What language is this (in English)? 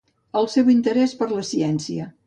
Catalan